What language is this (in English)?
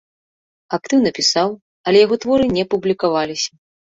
Belarusian